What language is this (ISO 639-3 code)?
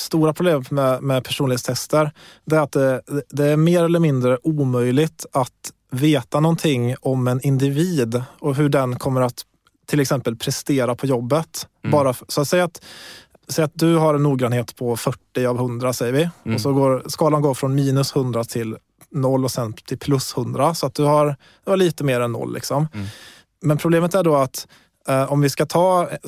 swe